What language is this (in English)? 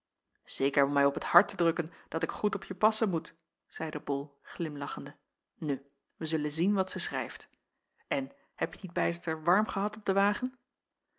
Dutch